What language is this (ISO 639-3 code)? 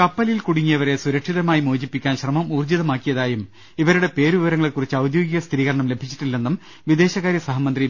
mal